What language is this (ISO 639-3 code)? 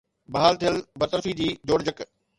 snd